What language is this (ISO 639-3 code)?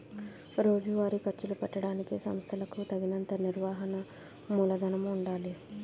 tel